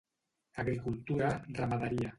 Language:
Catalan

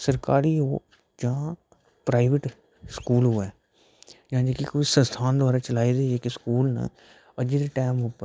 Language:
Dogri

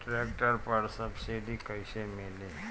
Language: Bhojpuri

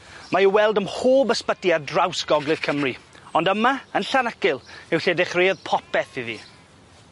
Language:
Welsh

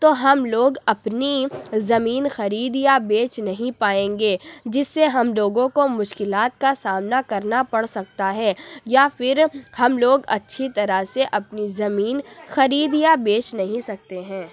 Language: Urdu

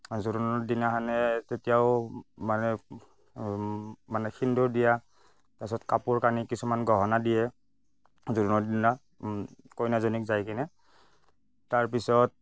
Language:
Assamese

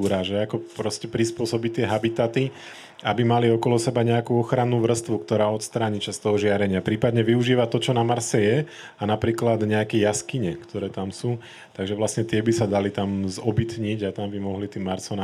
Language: Slovak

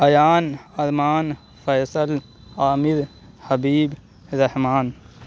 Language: Urdu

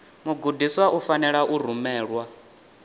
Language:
Venda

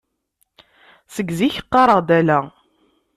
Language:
Kabyle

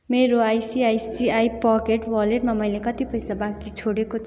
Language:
Nepali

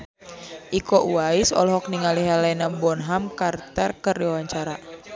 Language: Sundanese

